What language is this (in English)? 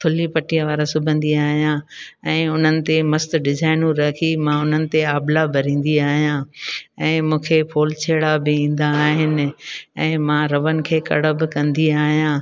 Sindhi